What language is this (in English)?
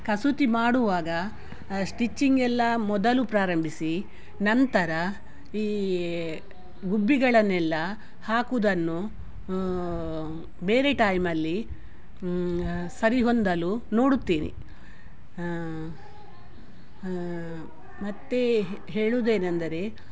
Kannada